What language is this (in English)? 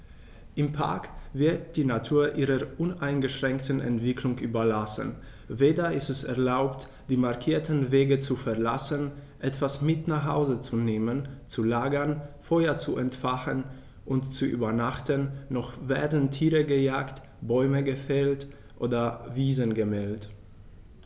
German